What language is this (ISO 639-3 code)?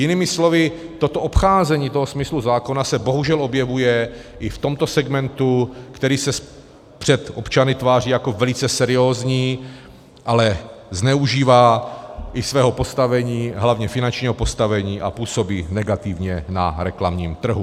ces